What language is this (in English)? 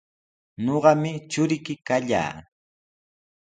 Sihuas Ancash Quechua